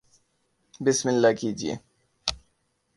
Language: Urdu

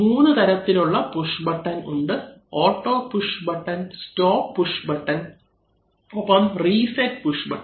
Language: Malayalam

